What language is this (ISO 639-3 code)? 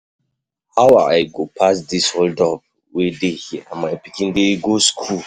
pcm